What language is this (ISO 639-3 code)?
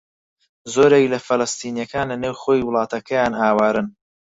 ckb